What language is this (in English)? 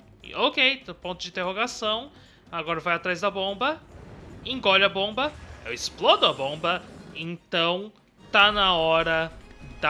Portuguese